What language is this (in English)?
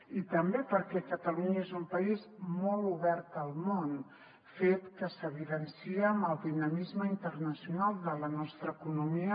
Catalan